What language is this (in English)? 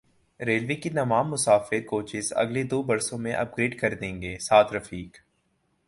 Urdu